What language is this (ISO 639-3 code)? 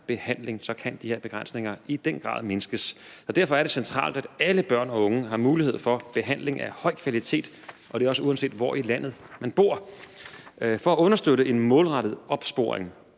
dan